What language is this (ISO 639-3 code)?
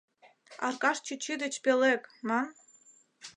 chm